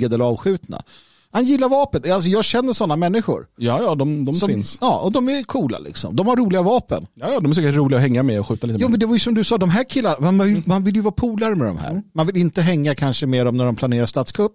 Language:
Swedish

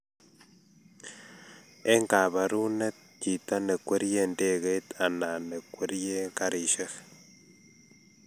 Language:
Kalenjin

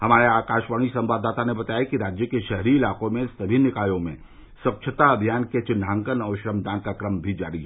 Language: Hindi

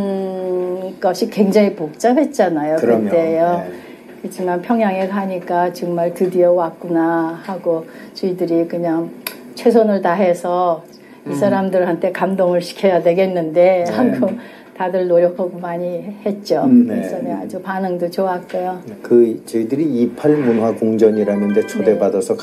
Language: Korean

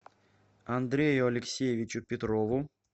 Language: Russian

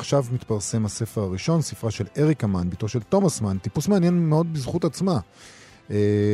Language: Hebrew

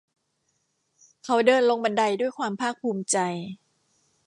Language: Thai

